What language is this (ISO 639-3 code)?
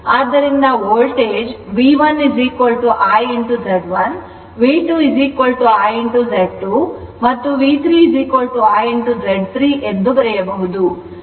kan